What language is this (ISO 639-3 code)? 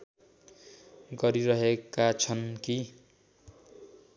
nep